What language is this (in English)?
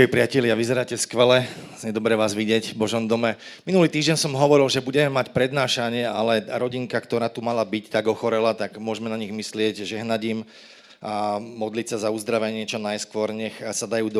Slovak